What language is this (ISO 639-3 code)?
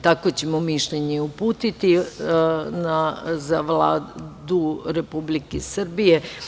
srp